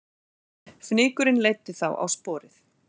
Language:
Icelandic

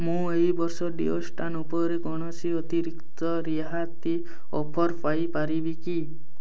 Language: Odia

